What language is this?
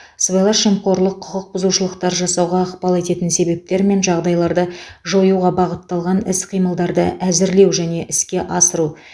Kazakh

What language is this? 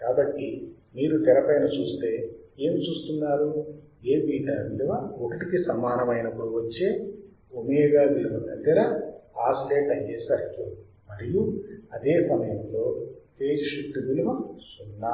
Telugu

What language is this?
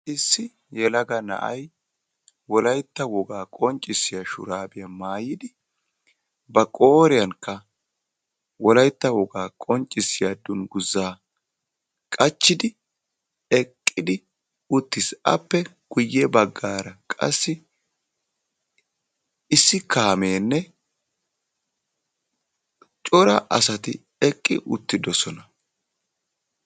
Wolaytta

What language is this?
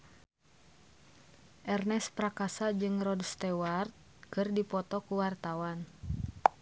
Sundanese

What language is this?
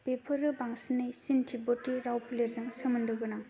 Bodo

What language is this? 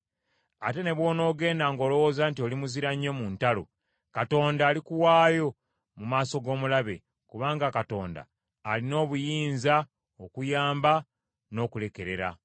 Ganda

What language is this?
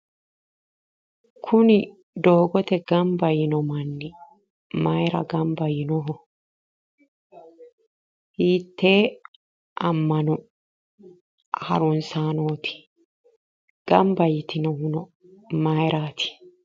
Sidamo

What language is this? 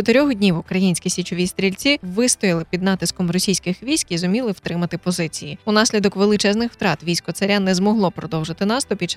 Ukrainian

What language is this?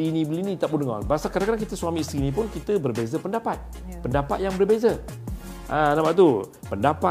Malay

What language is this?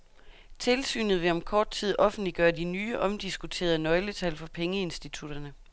Danish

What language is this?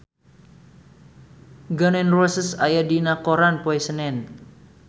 Sundanese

